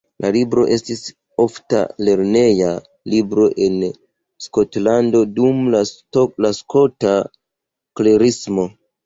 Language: Esperanto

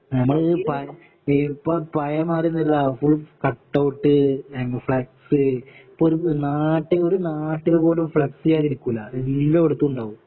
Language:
Malayalam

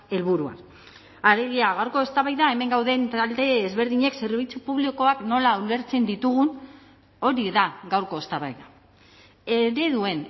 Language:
Basque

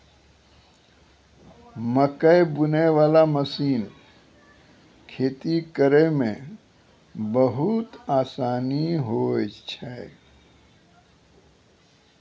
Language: Maithili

